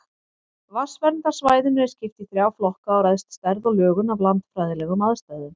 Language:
Icelandic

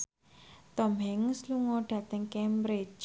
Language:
Javanese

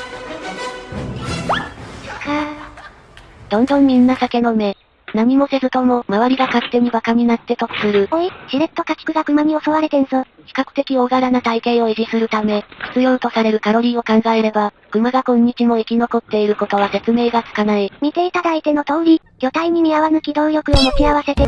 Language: Japanese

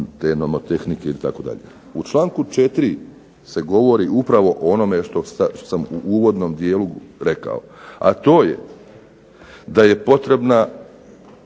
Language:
Croatian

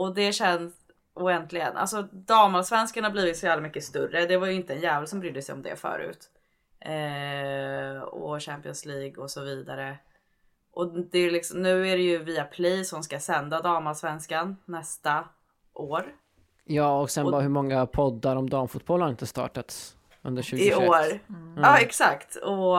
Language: Swedish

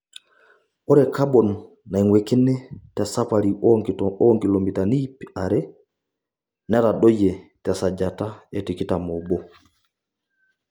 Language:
Masai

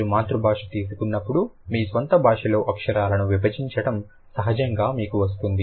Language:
Telugu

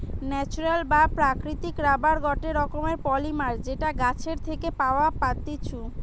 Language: Bangla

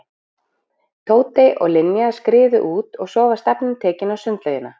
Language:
Icelandic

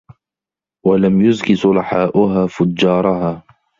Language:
Arabic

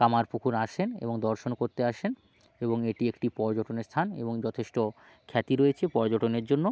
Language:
Bangla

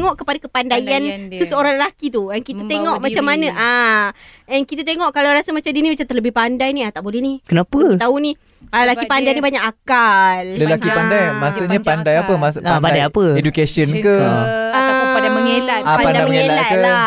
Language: Malay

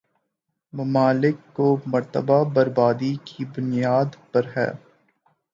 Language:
Urdu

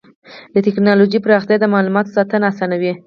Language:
Pashto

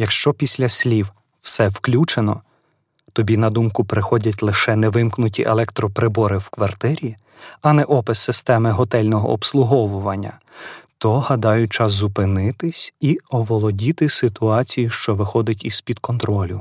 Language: Ukrainian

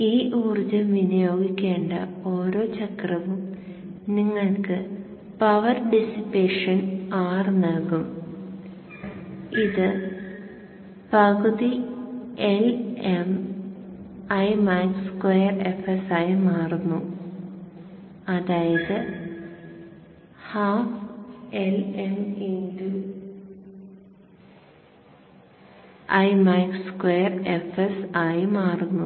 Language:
Malayalam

